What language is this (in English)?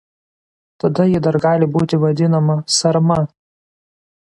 Lithuanian